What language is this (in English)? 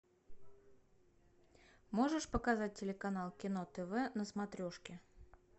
Russian